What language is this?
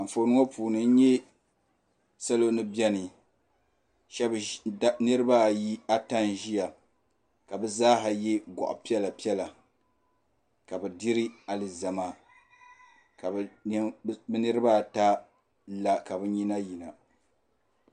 Dagbani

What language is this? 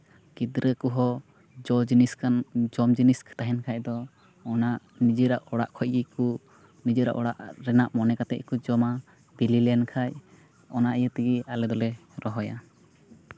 Santali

